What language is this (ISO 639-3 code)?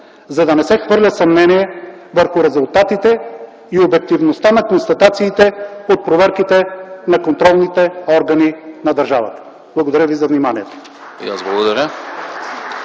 bul